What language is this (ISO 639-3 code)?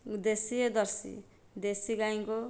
ori